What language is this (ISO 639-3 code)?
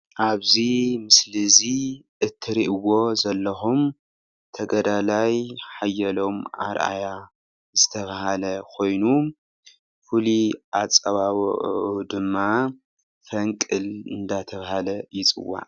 tir